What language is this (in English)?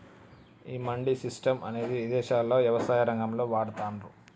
Telugu